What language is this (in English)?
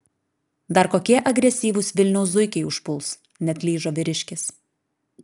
Lithuanian